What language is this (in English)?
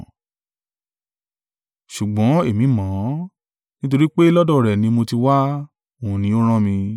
Yoruba